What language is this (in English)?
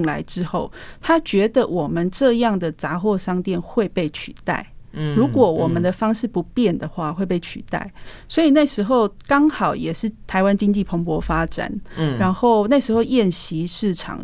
Chinese